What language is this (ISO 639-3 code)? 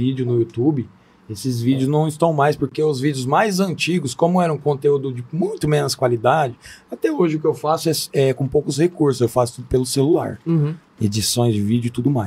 por